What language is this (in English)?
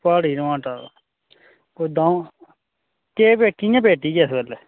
Dogri